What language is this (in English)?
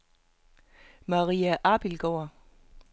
Danish